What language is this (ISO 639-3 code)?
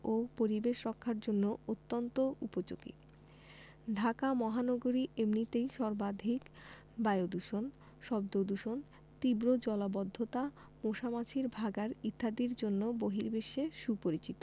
ben